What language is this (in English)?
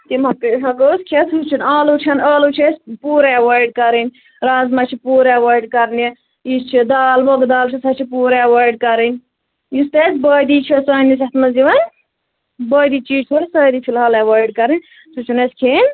Kashmiri